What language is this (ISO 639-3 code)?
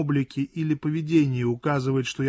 rus